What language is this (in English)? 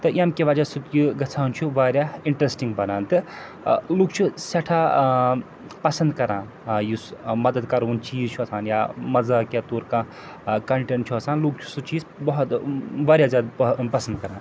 Kashmiri